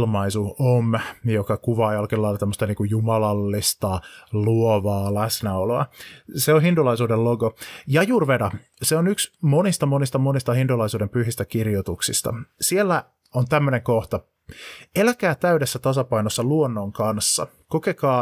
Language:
Finnish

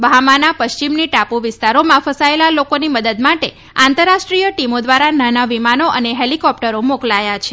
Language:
Gujarati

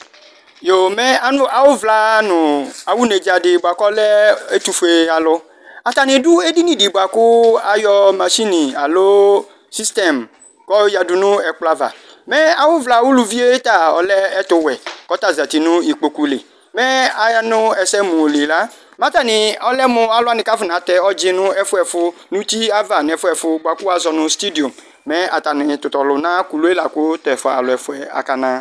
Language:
Ikposo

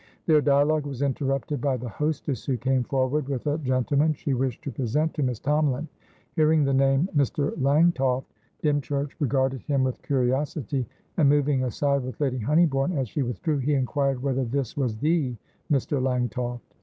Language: English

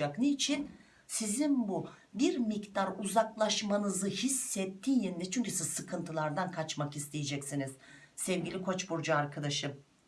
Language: Turkish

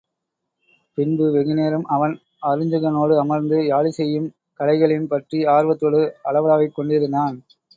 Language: Tamil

